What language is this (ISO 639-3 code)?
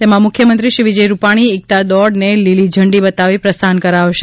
guj